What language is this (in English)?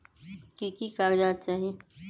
Magahi